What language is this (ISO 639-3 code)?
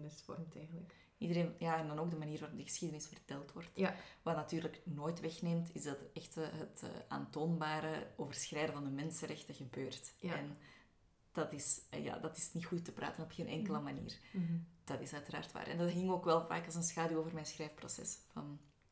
nld